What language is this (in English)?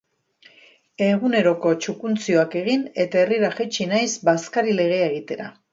Basque